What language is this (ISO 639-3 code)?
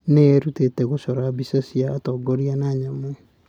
kik